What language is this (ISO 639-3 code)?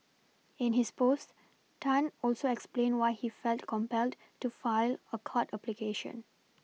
eng